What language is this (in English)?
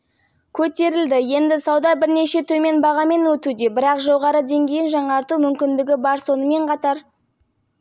Kazakh